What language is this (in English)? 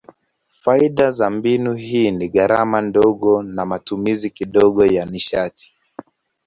Swahili